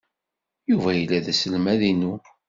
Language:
Kabyle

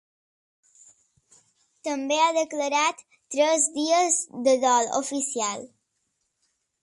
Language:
Catalan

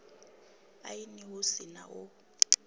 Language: Venda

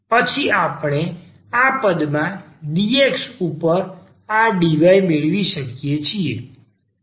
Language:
Gujarati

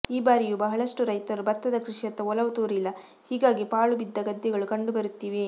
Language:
Kannada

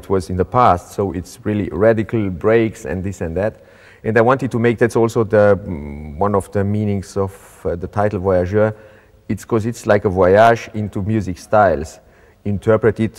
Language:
English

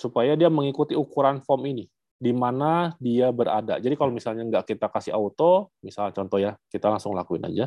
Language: Indonesian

